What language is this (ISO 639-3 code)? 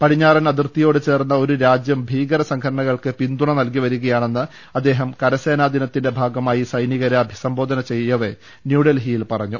mal